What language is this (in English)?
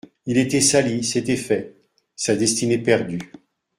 French